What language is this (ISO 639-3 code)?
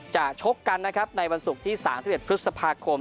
tha